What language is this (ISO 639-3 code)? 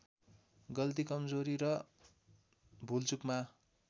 nep